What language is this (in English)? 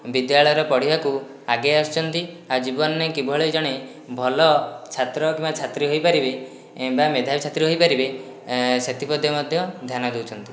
Odia